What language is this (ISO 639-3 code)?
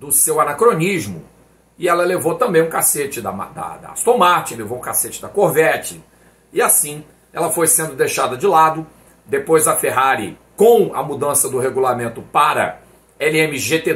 por